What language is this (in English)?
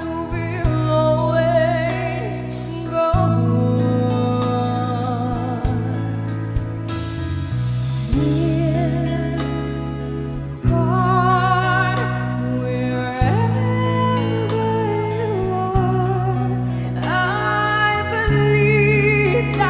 Indonesian